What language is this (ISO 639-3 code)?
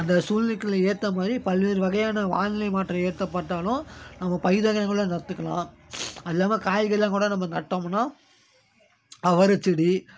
tam